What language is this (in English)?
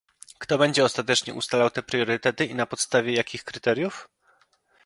Polish